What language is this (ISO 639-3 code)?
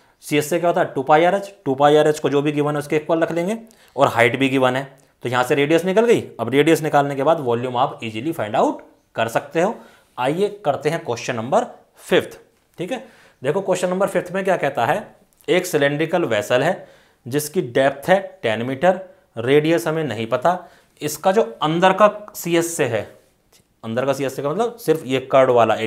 hin